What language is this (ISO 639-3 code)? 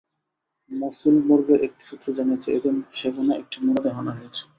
ben